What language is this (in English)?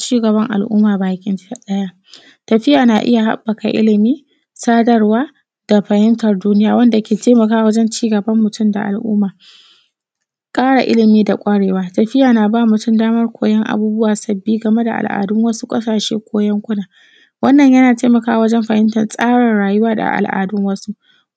Hausa